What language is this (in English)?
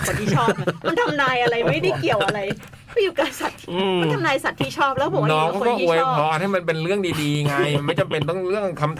Thai